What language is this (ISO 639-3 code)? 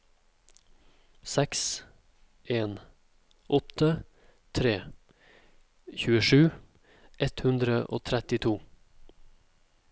nor